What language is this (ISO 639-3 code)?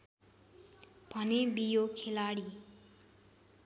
nep